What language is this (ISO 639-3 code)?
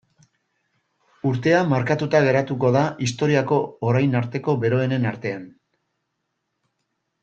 eus